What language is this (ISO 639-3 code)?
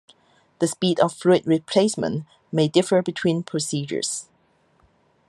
eng